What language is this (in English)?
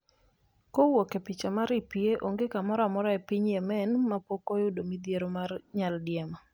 Luo (Kenya and Tanzania)